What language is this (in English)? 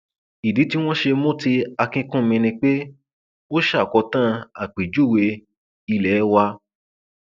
Yoruba